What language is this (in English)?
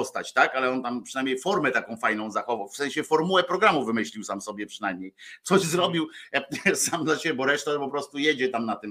Polish